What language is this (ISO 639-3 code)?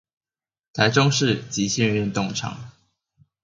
zho